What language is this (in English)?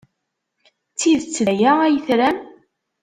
Kabyle